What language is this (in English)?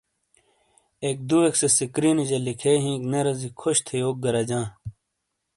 Shina